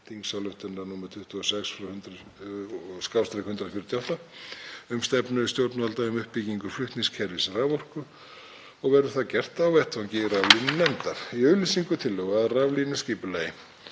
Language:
Icelandic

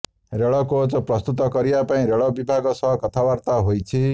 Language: Odia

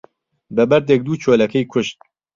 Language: Central Kurdish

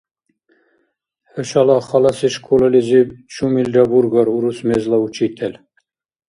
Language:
Dargwa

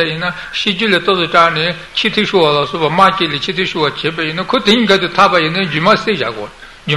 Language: Italian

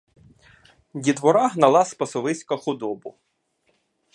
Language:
Ukrainian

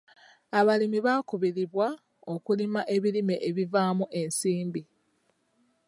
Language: Ganda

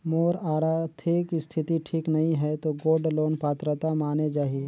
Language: Chhattisgarhi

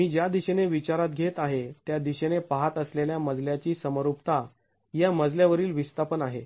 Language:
Marathi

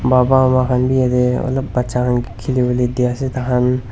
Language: Naga Pidgin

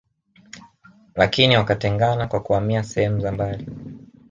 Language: Swahili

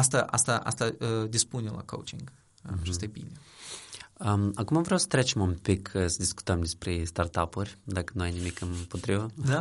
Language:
Romanian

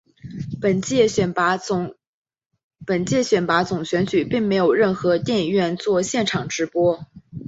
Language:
Chinese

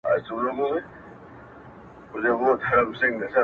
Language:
Pashto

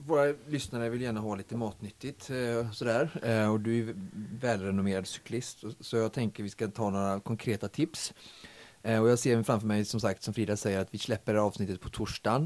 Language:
Swedish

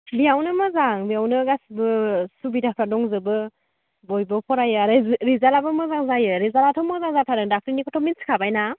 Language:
Bodo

